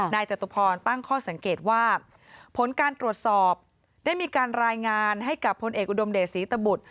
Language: Thai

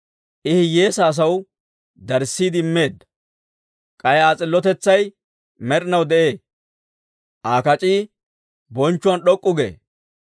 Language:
Dawro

